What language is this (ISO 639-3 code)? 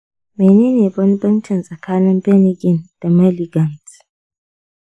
hau